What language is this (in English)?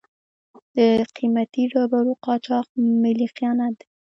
Pashto